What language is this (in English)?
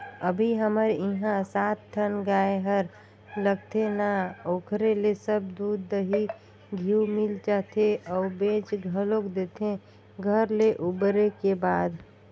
Chhattisgarhi